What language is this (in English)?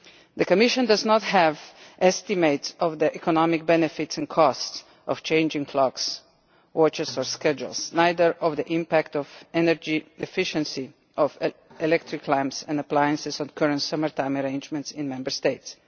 English